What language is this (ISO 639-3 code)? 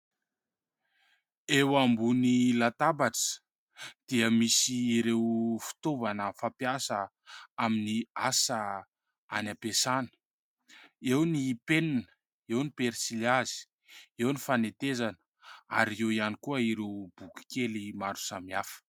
mlg